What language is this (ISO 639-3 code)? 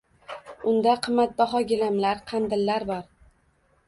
uzb